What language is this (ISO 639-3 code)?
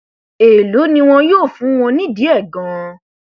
yor